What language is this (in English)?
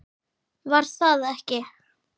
Icelandic